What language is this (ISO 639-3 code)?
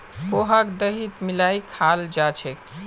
mag